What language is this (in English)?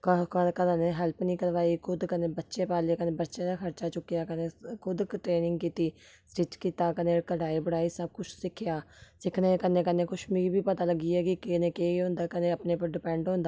Dogri